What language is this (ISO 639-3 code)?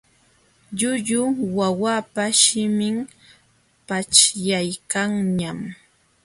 qxw